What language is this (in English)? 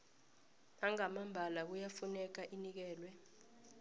South Ndebele